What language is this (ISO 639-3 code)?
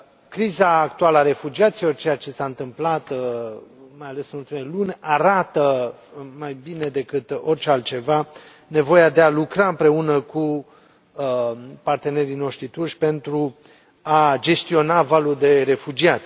ron